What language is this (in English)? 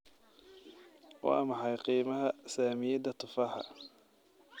Somali